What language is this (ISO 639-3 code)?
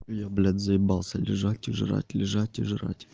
rus